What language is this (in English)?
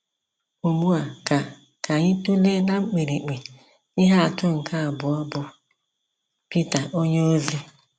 Igbo